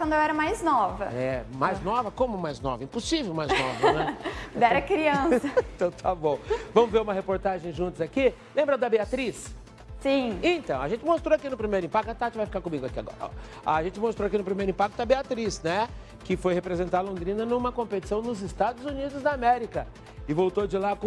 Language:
Portuguese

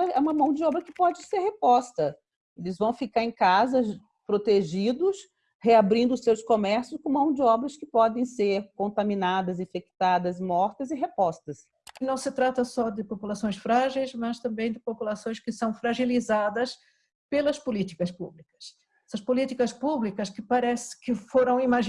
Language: Portuguese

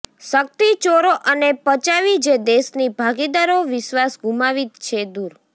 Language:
Gujarati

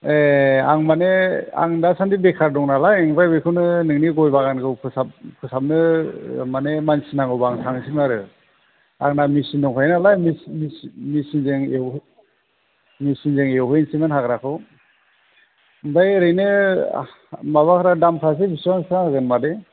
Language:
Bodo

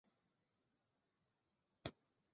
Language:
Chinese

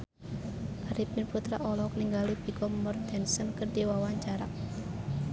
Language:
Sundanese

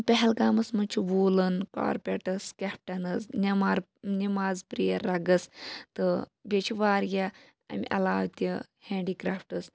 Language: Kashmiri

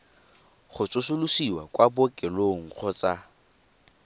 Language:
Tswana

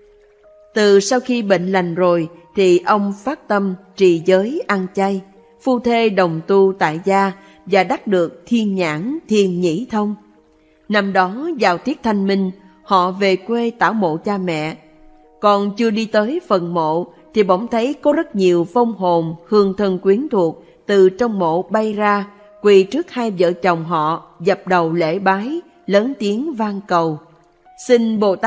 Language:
Vietnamese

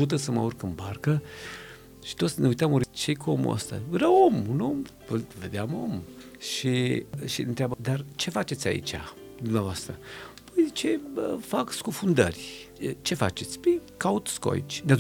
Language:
Romanian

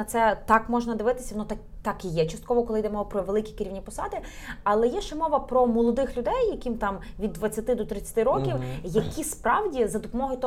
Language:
Ukrainian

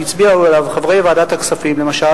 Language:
Hebrew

